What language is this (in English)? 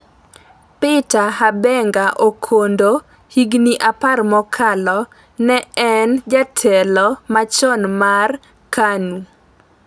Luo (Kenya and Tanzania)